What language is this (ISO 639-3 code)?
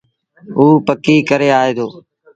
sbn